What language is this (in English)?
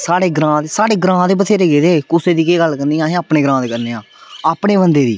Dogri